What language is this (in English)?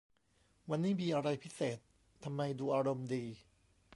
Thai